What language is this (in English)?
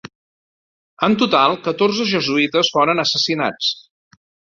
Catalan